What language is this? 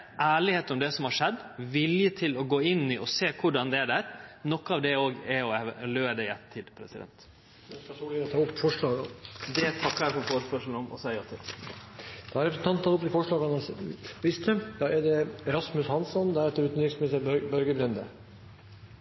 Norwegian Nynorsk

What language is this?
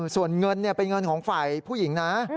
Thai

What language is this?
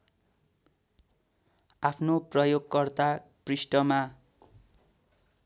Nepali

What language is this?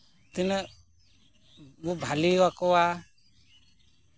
Santali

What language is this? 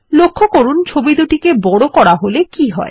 Bangla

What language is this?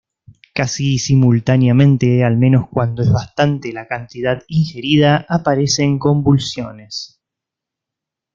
Spanish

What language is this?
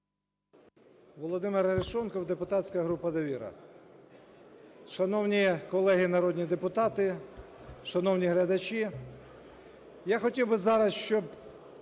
Ukrainian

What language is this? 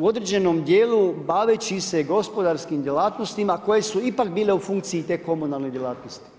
Croatian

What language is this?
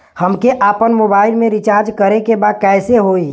Bhojpuri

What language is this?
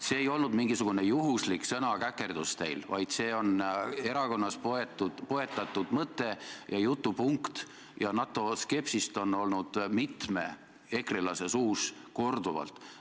Estonian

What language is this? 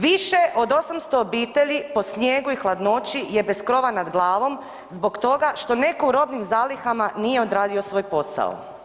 Croatian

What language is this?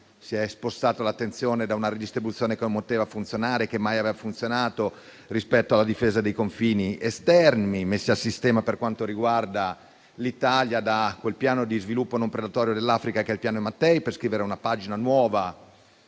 Italian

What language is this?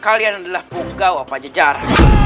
Indonesian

